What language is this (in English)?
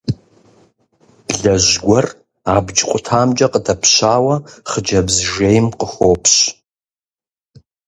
Kabardian